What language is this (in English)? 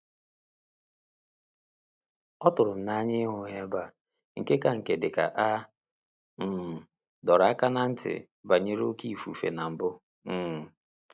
Igbo